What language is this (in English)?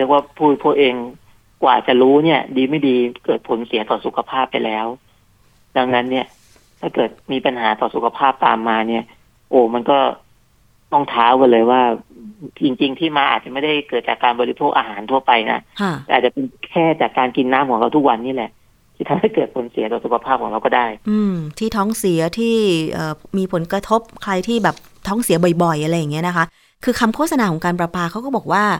Thai